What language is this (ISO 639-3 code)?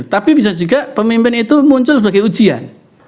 ind